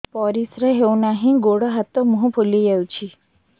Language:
Odia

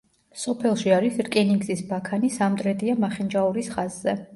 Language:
Georgian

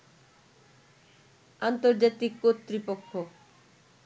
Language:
Bangla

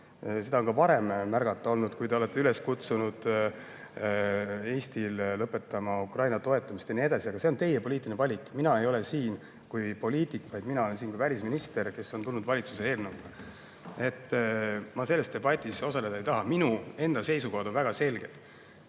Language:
Estonian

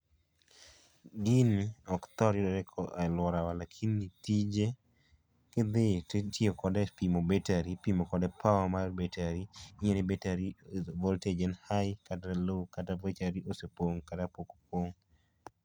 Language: Luo (Kenya and Tanzania)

